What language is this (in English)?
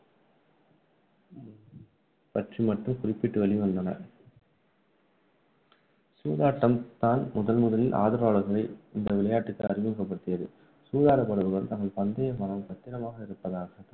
Tamil